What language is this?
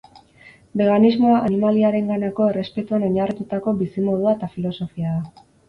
Basque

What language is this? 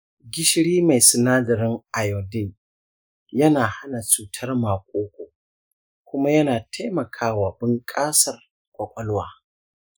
Hausa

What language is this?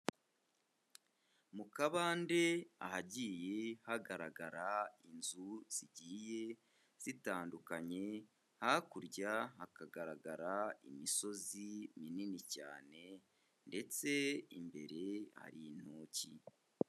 Kinyarwanda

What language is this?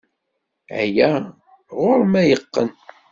Kabyle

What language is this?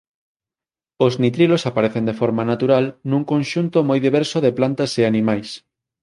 Galician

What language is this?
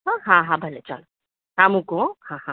Gujarati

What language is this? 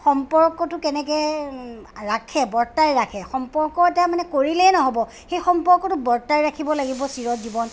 Assamese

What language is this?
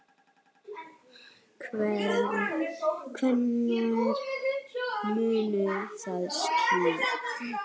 Icelandic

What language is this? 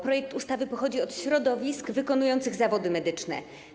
Polish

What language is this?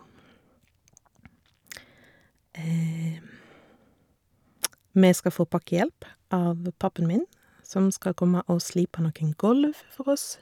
Norwegian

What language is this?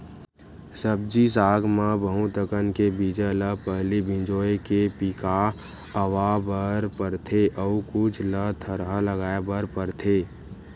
Chhattisgarhi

